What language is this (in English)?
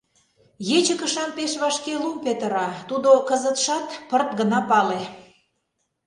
Mari